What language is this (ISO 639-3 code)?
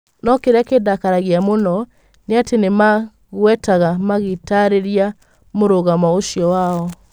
kik